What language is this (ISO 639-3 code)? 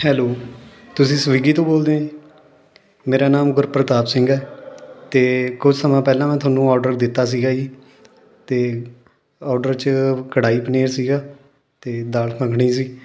pan